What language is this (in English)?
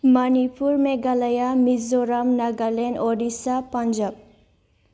Bodo